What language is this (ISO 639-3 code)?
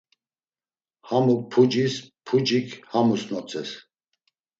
lzz